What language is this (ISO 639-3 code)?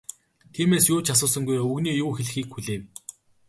mon